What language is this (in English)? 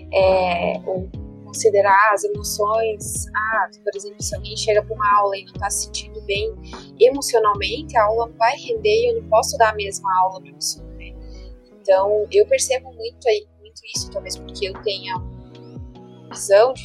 Portuguese